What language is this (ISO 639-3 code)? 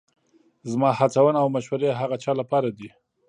pus